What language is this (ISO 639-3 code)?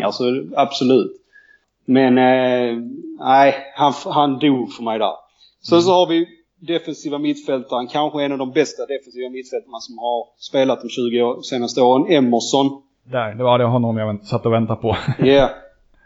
swe